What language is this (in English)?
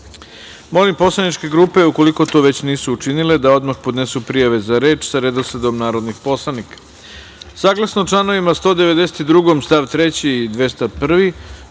Serbian